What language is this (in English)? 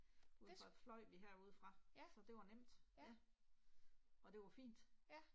Danish